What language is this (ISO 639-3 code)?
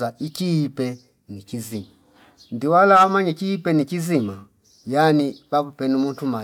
fip